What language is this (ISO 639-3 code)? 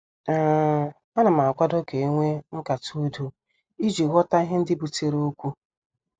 ibo